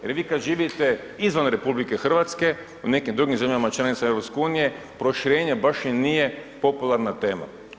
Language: Croatian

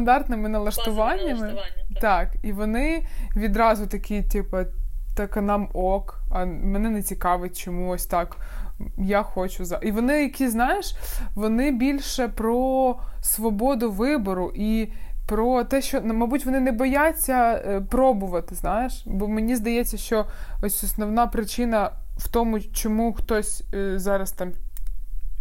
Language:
Ukrainian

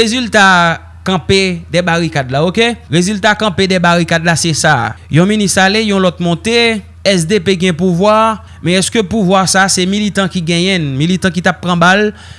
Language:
French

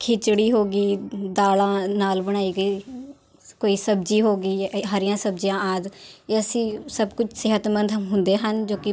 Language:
Punjabi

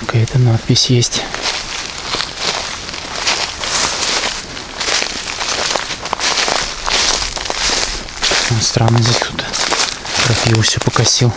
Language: Russian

